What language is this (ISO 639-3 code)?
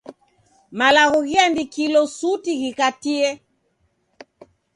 dav